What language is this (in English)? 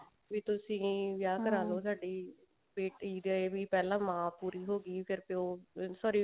Punjabi